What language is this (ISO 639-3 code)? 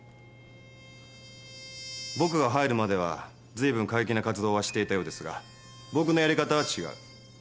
jpn